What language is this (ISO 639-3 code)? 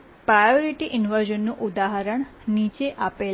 guj